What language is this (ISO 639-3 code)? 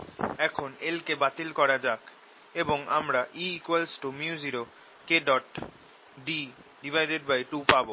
ben